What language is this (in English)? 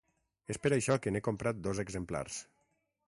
Catalan